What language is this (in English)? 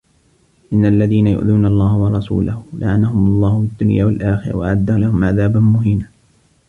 Arabic